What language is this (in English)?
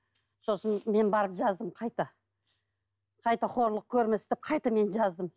Kazakh